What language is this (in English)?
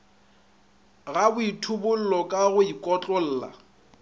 Northern Sotho